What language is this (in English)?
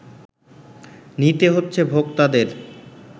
Bangla